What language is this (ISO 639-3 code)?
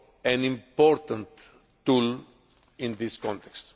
eng